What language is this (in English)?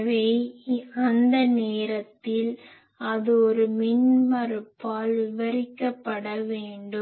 Tamil